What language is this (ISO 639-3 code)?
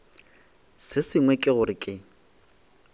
nso